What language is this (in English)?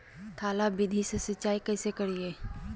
Magahi